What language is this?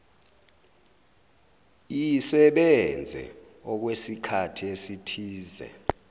Zulu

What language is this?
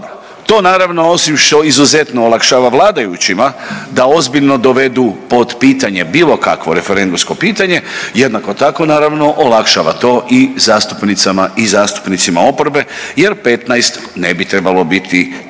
Croatian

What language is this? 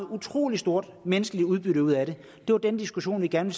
Danish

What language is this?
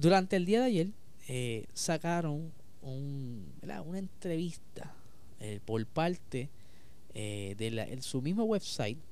Spanish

